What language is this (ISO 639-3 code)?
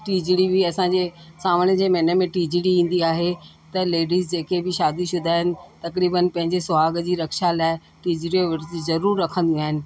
snd